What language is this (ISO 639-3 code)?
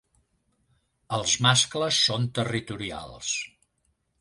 cat